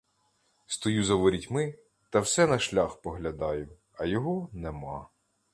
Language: Ukrainian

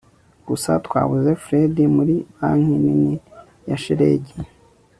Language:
Kinyarwanda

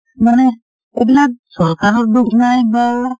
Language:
Assamese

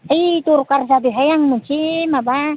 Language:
Bodo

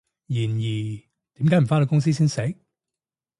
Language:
Cantonese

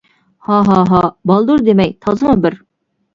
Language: Uyghur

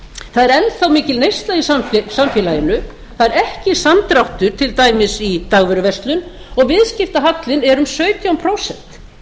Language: Icelandic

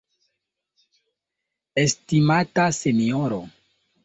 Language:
Esperanto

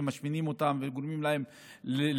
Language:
Hebrew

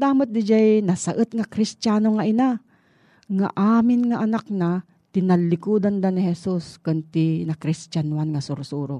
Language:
Filipino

